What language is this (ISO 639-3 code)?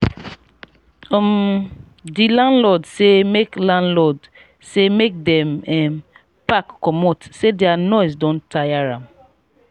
pcm